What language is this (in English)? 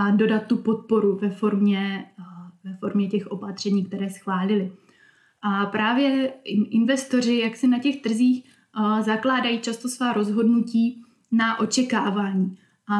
Czech